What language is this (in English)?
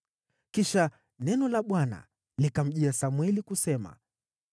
Swahili